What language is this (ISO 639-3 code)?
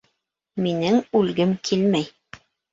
bak